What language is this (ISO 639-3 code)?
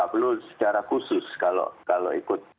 ind